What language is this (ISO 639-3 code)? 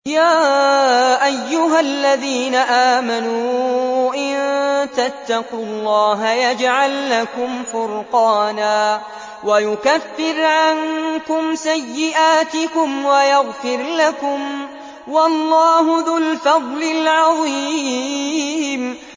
ara